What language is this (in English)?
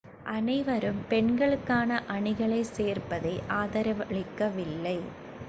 Tamil